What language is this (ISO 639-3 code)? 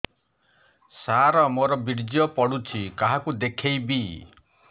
ori